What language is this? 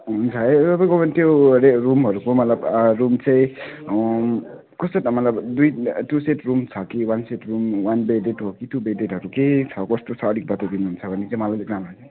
Nepali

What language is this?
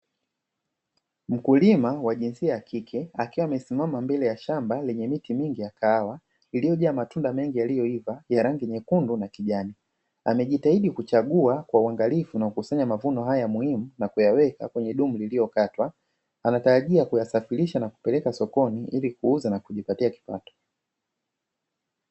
Swahili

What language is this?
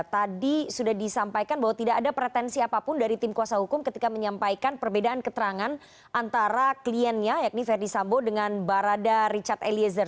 Indonesian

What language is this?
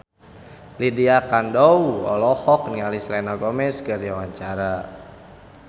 Sundanese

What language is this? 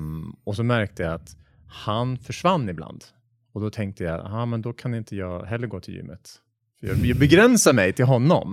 Swedish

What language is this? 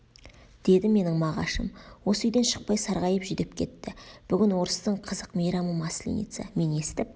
Kazakh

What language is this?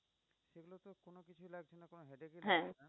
Bangla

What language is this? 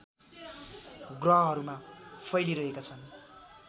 Nepali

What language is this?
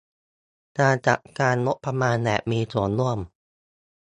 Thai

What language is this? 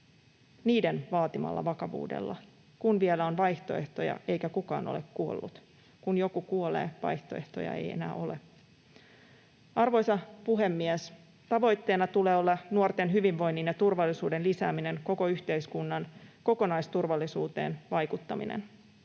Finnish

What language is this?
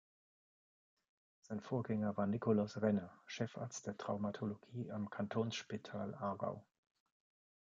German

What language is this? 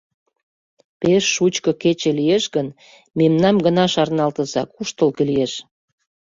Mari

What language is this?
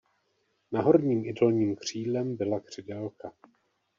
Czech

